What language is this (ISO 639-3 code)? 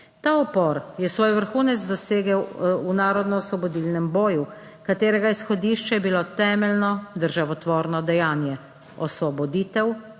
slv